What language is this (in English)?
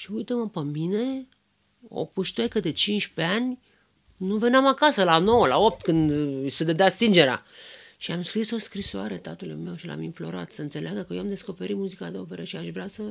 Romanian